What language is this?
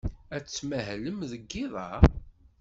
Kabyle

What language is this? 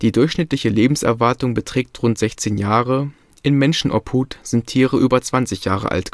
German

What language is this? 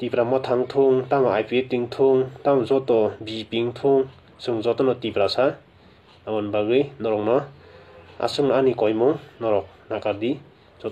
Indonesian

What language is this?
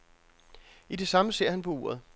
Danish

